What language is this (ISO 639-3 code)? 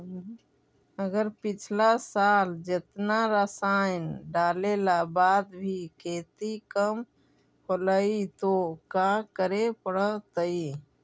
mag